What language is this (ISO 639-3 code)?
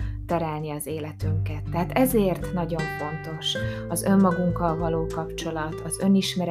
hun